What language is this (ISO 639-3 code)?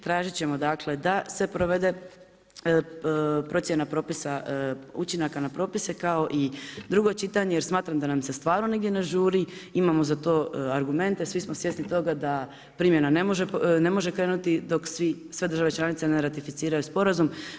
hrv